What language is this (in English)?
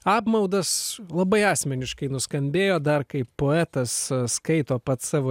Lithuanian